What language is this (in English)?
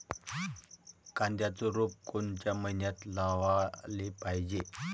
Marathi